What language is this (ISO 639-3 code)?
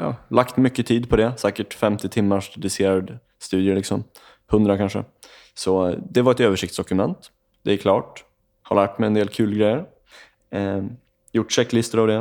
swe